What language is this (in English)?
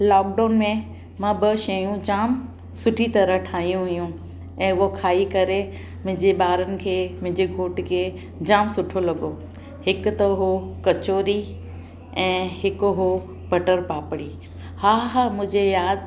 Sindhi